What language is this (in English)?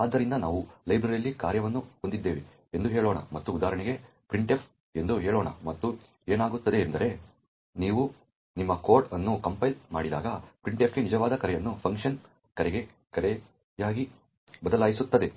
Kannada